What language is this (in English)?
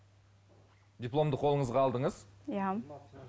Kazakh